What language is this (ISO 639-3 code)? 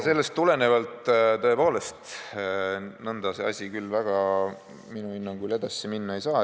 est